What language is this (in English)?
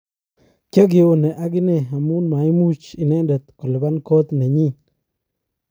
Kalenjin